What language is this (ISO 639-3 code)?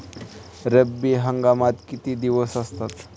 mar